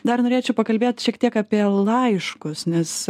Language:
Lithuanian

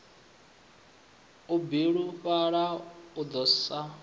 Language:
Venda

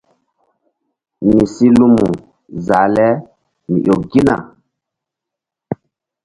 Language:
Mbum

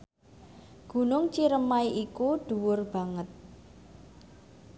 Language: Javanese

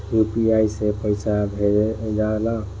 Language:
Bhojpuri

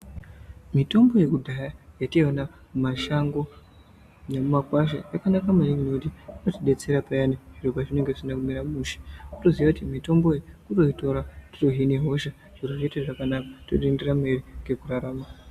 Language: Ndau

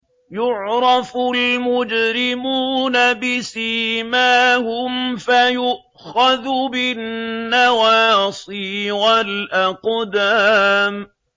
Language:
Arabic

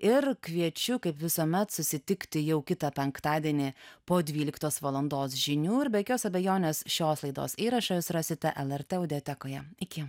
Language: Lithuanian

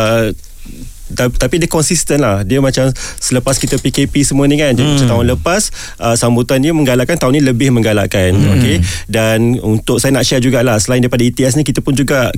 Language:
Malay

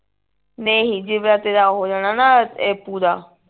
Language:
Punjabi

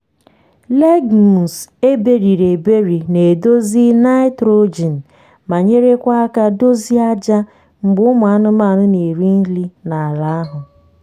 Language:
Igbo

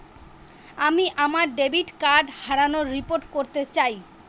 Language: Bangla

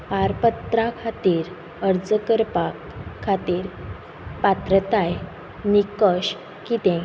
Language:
Konkani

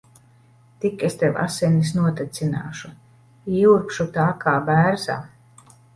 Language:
Latvian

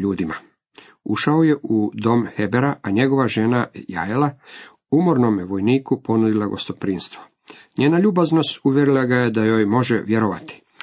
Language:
Croatian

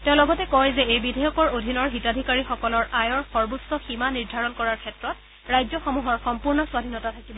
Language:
Assamese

